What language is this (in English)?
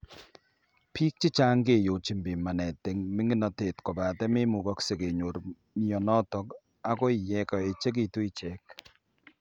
Kalenjin